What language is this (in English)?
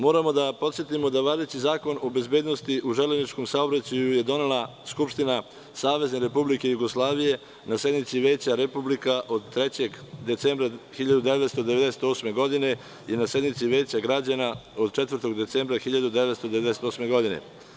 Serbian